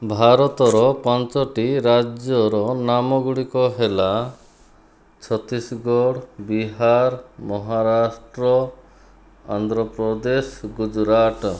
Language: Odia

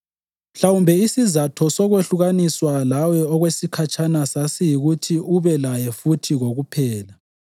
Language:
North Ndebele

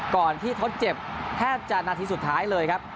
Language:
Thai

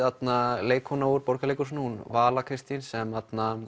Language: Icelandic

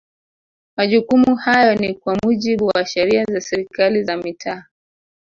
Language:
Swahili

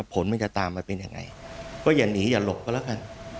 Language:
Thai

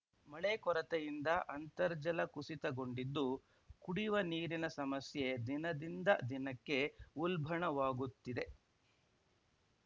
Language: Kannada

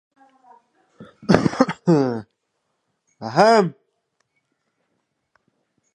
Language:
Uzbek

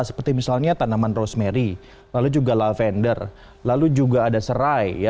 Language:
Indonesian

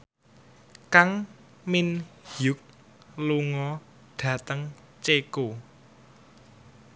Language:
Javanese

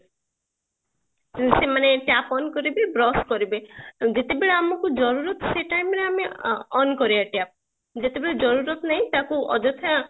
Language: Odia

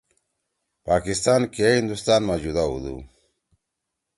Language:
Torwali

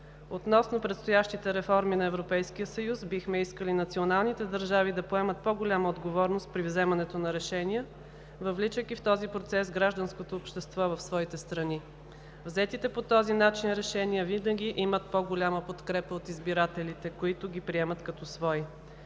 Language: Bulgarian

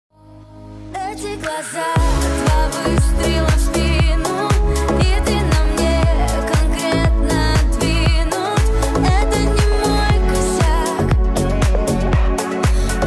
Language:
Polish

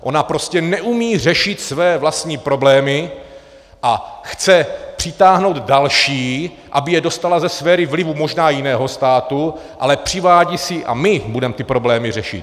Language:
Czech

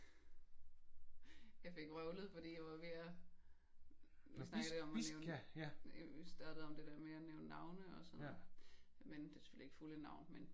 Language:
Danish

